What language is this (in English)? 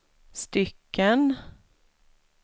Swedish